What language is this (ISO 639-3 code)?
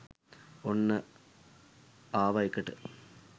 sin